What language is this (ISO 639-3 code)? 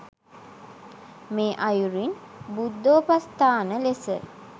sin